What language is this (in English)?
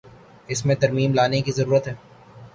Urdu